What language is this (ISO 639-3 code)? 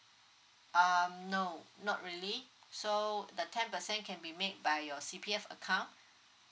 eng